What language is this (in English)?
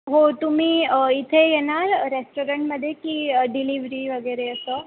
Marathi